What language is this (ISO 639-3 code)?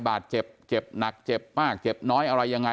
tha